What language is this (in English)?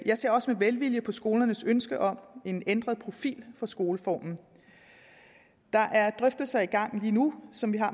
Danish